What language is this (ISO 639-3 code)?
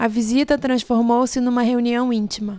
por